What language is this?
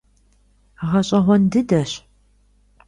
Kabardian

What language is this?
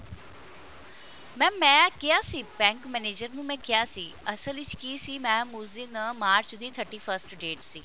Punjabi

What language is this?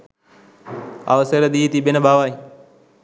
Sinhala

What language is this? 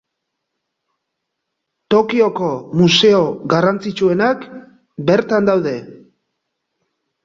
Basque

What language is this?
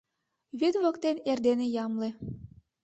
Mari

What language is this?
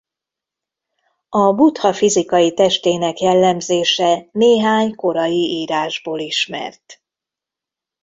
Hungarian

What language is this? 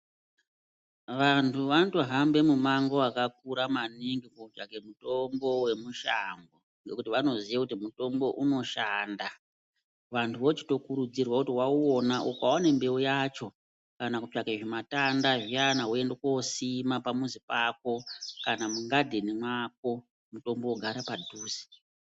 Ndau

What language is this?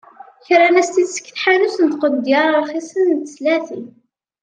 Kabyle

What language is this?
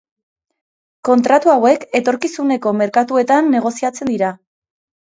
Basque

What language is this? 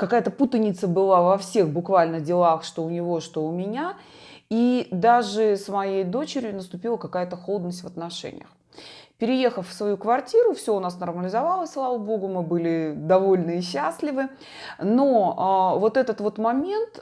Russian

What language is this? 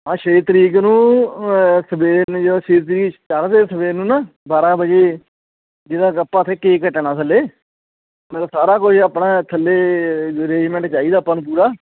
Punjabi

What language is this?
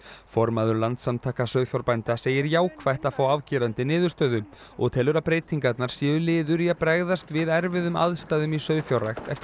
Icelandic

